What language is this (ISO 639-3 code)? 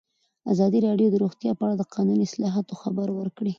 pus